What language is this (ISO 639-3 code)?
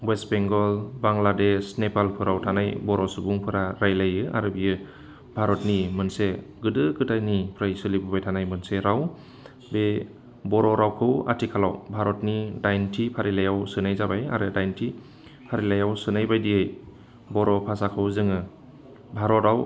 brx